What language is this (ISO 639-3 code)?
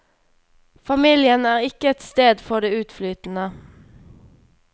nor